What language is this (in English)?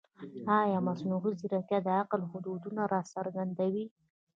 Pashto